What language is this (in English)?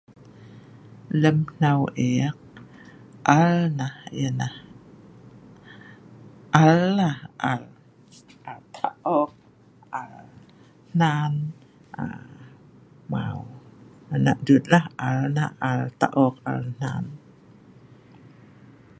Sa'ban